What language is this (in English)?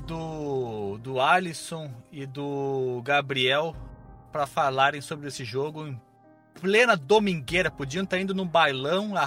Portuguese